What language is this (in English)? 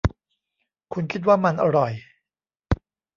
Thai